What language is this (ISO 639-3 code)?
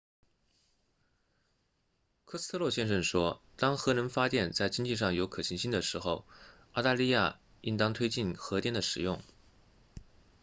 zho